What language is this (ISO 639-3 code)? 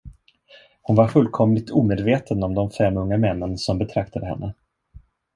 swe